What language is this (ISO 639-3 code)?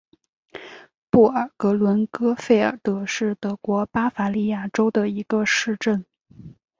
zho